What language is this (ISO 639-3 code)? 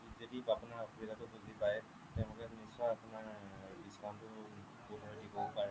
asm